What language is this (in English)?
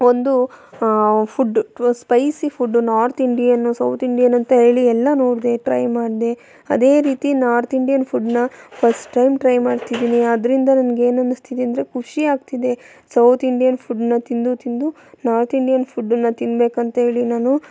Kannada